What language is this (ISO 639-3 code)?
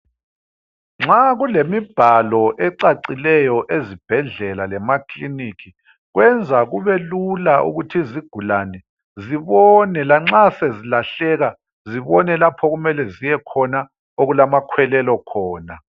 nde